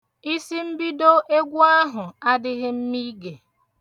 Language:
Igbo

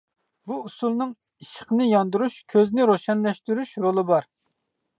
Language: Uyghur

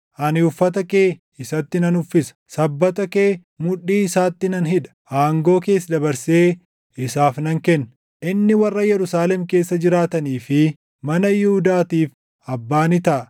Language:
Oromo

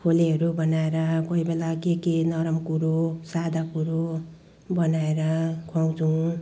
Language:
Nepali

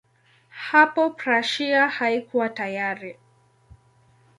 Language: Swahili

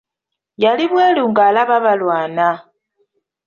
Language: Ganda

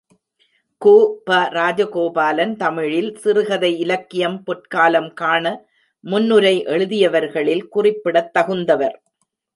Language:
Tamil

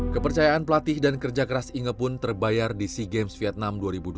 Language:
Indonesian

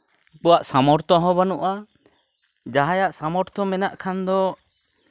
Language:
Santali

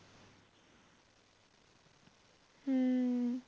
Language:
Punjabi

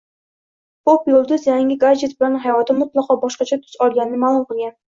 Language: Uzbek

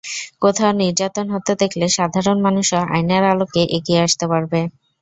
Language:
Bangla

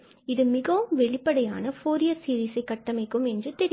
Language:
Tamil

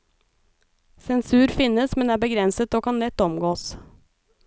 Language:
Norwegian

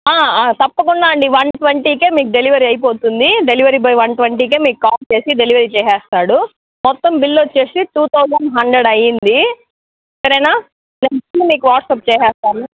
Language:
Telugu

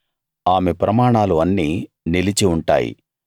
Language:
Telugu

